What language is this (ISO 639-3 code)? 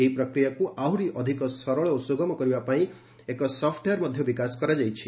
ori